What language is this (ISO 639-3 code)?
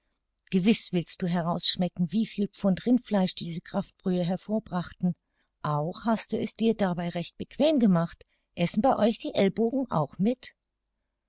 deu